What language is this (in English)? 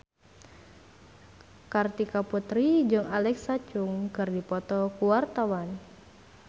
Sundanese